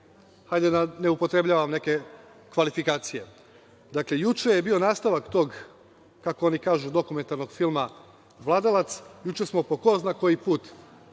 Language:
Serbian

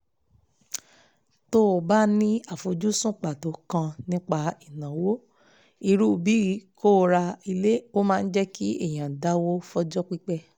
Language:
Yoruba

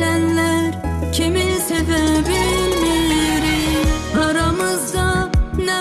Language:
Azerbaijani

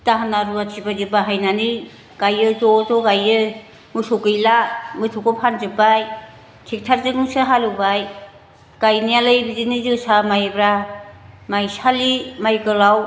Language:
Bodo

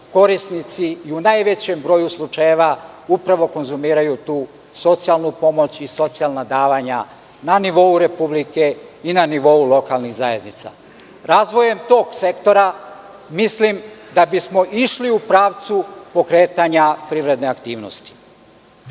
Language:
Serbian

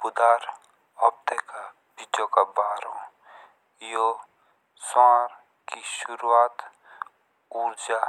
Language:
Jaunsari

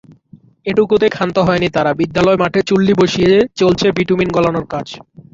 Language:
Bangla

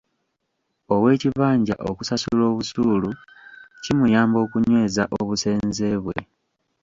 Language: Ganda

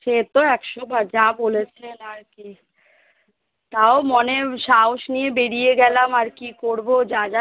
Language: Bangla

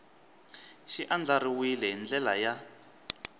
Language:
Tsonga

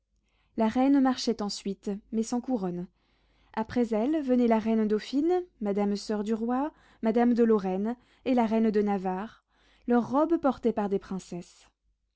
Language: French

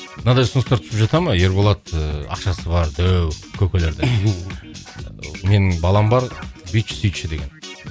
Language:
Kazakh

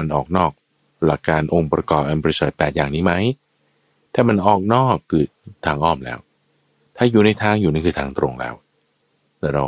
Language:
Thai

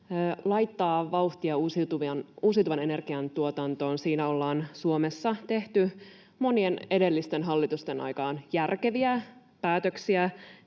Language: Finnish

